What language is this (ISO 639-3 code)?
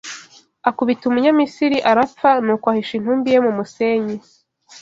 kin